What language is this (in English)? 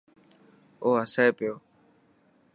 Dhatki